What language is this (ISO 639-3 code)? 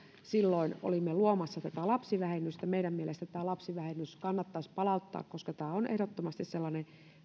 fin